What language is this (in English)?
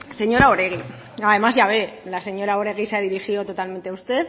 Spanish